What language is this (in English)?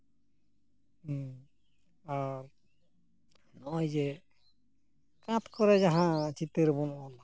Santali